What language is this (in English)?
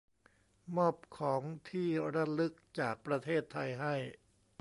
Thai